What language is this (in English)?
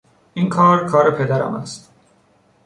Persian